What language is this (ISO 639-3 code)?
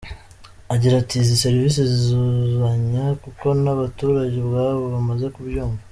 kin